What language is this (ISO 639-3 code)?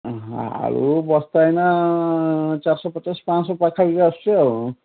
ori